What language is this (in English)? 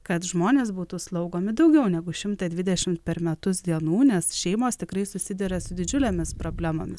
Lithuanian